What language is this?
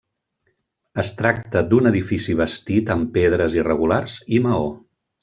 Catalan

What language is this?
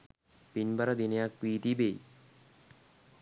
Sinhala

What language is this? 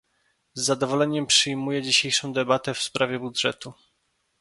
Polish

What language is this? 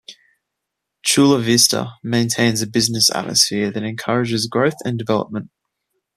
English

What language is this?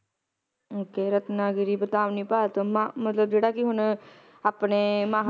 Punjabi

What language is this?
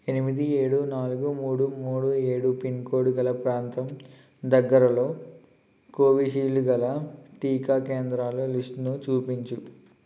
Telugu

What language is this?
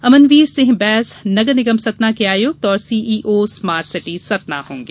Hindi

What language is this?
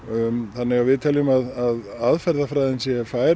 Icelandic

